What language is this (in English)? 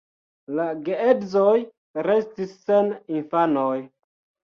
Esperanto